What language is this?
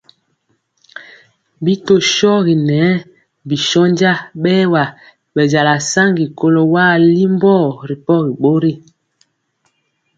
Mpiemo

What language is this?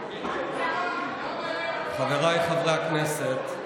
Hebrew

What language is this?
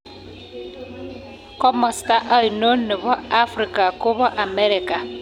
Kalenjin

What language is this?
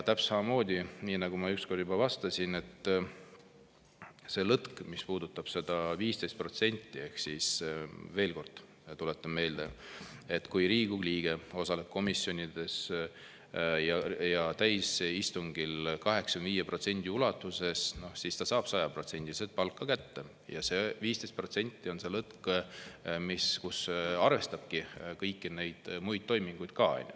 Estonian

